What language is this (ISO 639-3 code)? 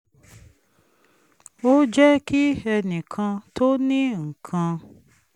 yor